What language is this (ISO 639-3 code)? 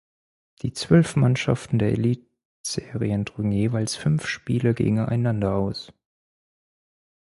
deu